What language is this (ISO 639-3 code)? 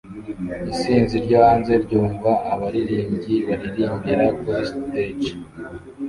kin